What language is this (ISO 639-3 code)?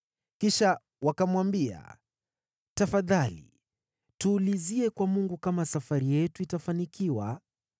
swa